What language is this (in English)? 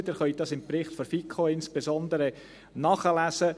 Swiss German